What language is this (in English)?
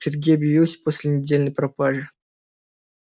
Russian